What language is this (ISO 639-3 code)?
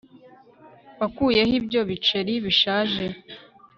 kin